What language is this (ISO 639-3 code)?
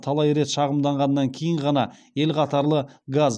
kaz